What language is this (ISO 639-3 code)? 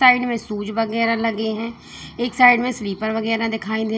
hin